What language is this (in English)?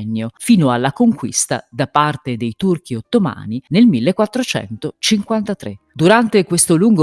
Italian